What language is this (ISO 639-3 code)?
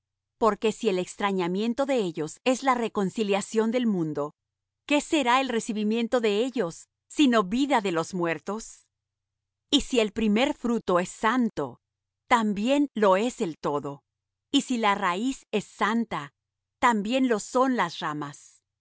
spa